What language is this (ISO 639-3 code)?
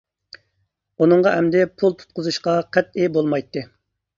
uig